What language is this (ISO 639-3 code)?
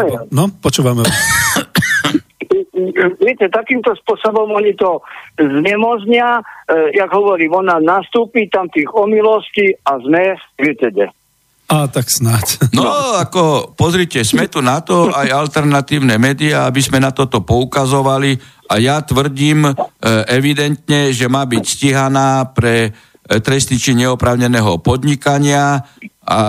slk